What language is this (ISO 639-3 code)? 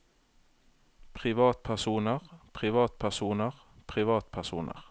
nor